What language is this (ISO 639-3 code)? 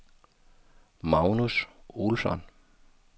dan